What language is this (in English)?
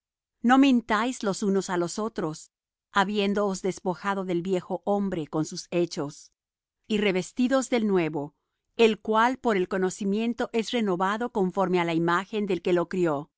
Spanish